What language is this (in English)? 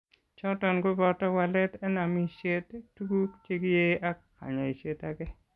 Kalenjin